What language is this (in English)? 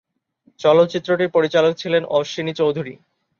Bangla